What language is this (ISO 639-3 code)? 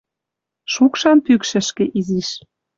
mrj